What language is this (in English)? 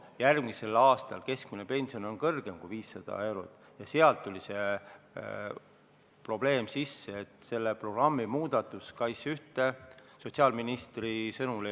Estonian